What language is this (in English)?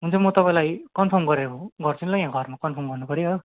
Nepali